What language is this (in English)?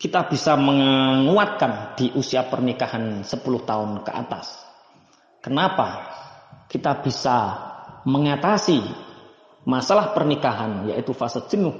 Indonesian